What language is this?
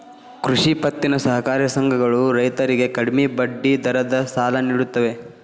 Kannada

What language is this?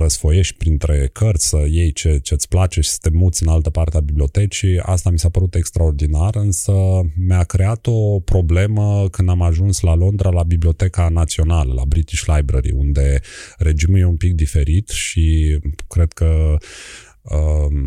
Romanian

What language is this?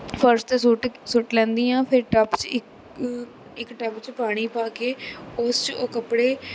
Punjabi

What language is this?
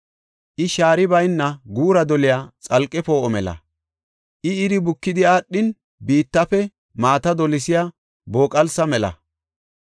Gofa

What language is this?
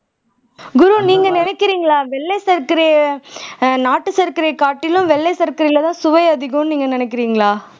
Tamil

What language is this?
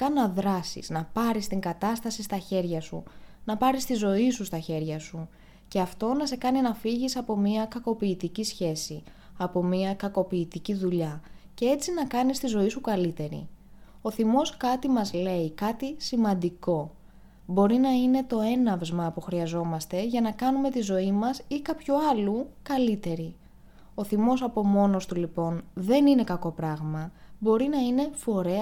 Greek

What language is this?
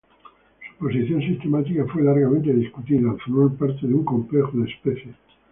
Spanish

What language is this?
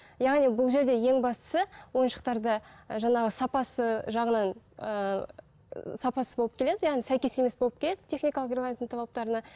Kazakh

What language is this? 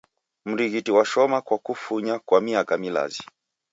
Taita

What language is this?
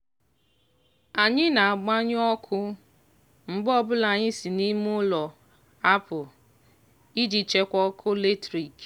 Igbo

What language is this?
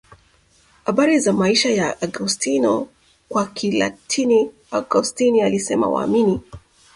Swahili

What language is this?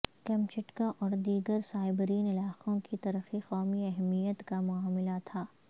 Urdu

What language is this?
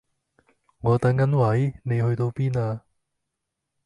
Cantonese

